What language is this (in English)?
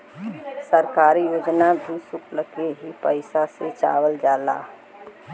Bhojpuri